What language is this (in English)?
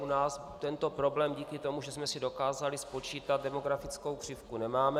Czech